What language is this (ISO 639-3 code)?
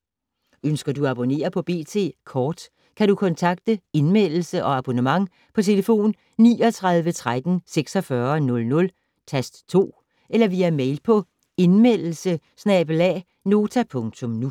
dan